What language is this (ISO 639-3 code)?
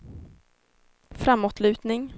swe